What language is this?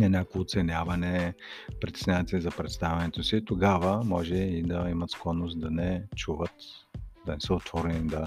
Bulgarian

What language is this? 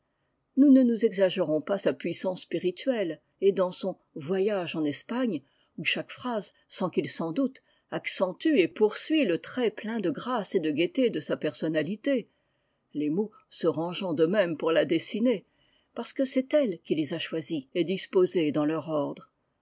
French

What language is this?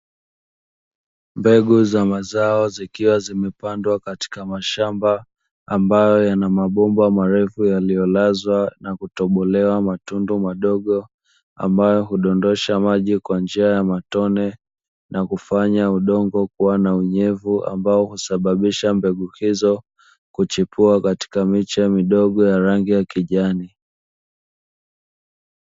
Swahili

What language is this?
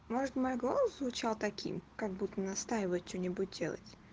Russian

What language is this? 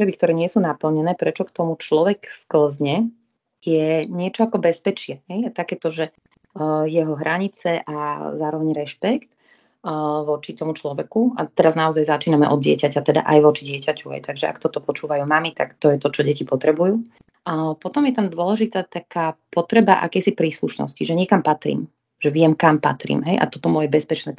Slovak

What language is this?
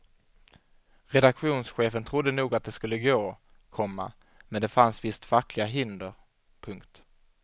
Swedish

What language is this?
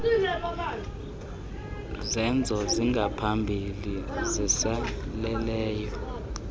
Xhosa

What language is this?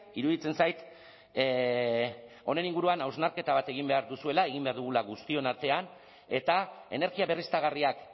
Basque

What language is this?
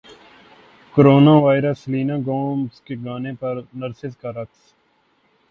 Urdu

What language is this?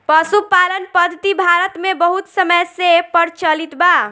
Bhojpuri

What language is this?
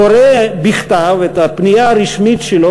Hebrew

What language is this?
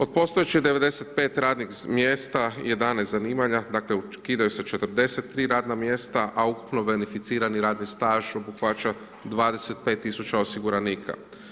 Croatian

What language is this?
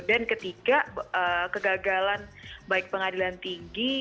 Indonesian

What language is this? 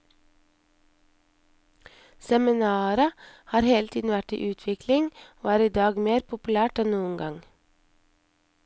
Norwegian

